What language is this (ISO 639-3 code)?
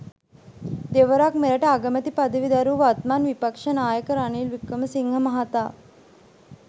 sin